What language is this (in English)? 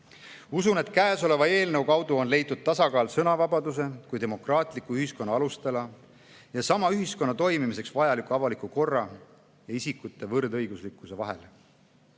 Estonian